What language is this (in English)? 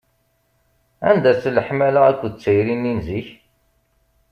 Kabyle